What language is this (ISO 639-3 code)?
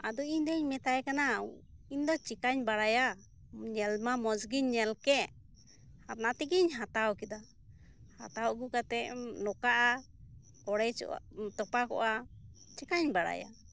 sat